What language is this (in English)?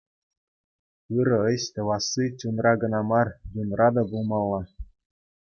Chuvash